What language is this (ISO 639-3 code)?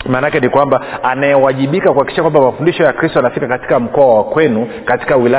swa